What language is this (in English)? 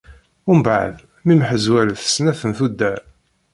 Kabyle